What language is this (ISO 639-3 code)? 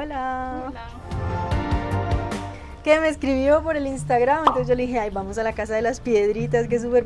spa